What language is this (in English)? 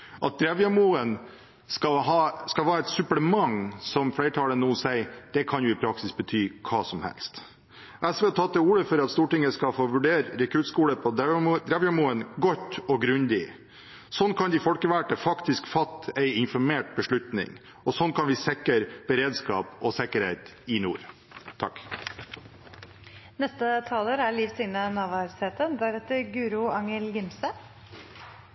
Norwegian Bokmål